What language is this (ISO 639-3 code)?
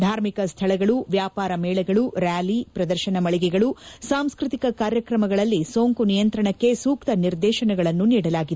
kan